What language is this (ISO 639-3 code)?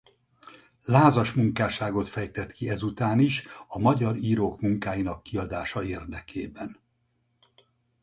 hun